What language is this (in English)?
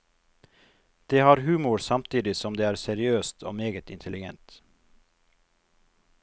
Norwegian